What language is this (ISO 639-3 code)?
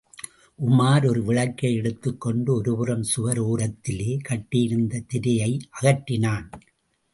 tam